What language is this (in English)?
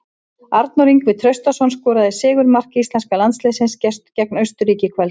Icelandic